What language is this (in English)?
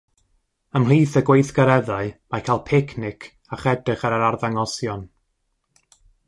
Welsh